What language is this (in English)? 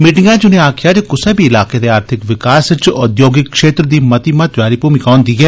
Dogri